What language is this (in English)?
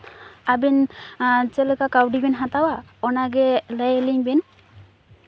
Santali